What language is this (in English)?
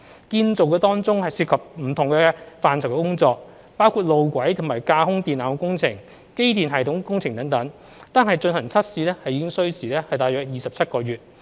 Cantonese